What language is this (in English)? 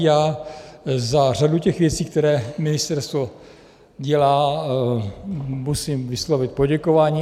Czech